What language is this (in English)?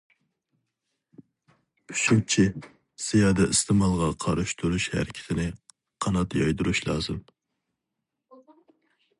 Uyghur